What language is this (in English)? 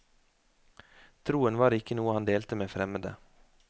Norwegian